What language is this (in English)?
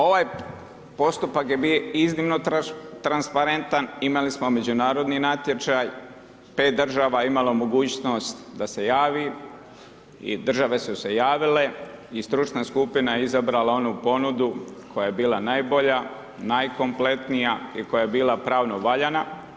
Croatian